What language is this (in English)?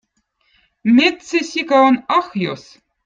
Votic